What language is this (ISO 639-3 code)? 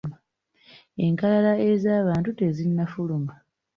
lug